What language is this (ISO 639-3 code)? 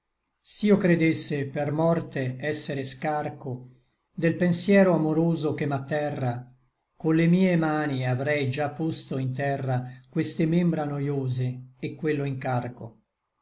ita